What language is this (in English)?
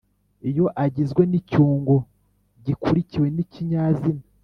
Kinyarwanda